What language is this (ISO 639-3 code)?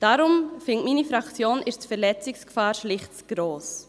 gsw